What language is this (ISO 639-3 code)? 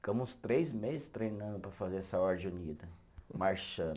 por